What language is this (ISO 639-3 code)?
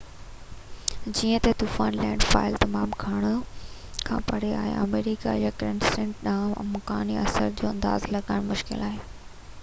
snd